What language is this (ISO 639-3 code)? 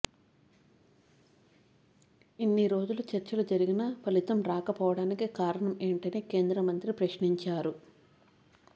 tel